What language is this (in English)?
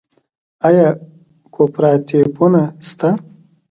Pashto